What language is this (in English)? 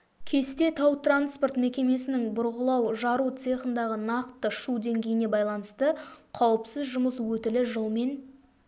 Kazakh